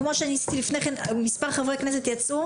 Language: Hebrew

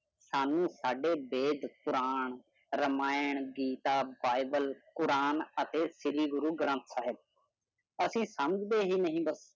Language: Punjabi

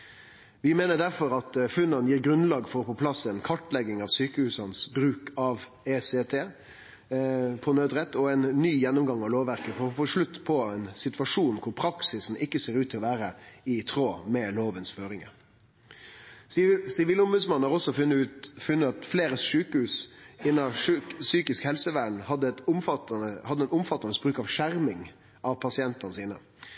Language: Norwegian Nynorsk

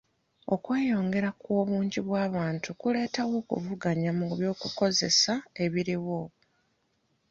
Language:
Ganda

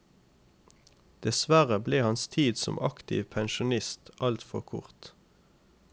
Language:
Norwegian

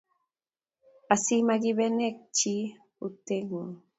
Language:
Kalenjin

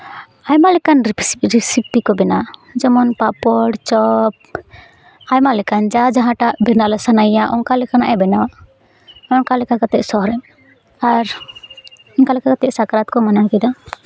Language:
Santali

